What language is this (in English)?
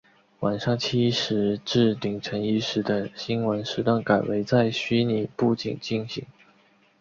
Chinese